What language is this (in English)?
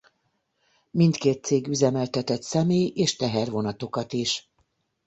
Hungarian